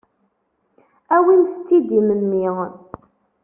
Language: Kabyle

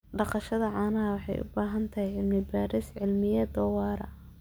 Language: Somali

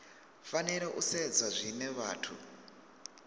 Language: Venda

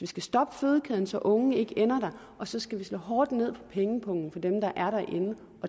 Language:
Danish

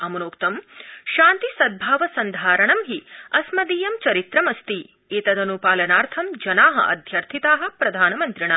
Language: Sanskrit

